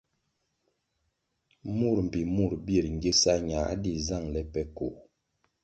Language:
Kwasio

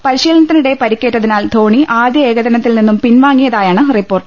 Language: Malayalam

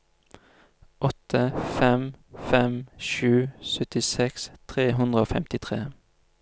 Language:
Norwegian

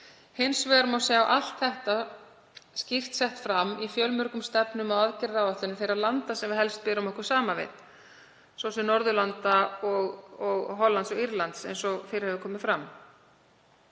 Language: Icelandic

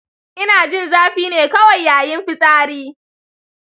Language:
Hausa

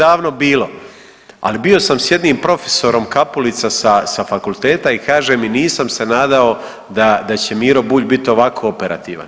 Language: Croatian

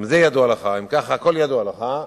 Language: Hebrew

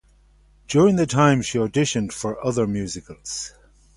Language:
English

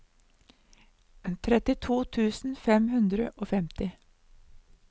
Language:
Norwegian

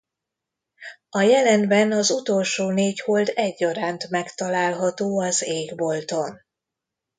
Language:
Hungarian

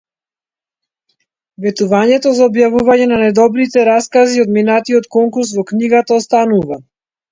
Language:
Macedonian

